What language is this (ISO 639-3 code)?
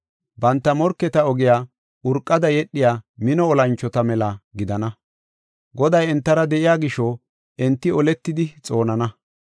gof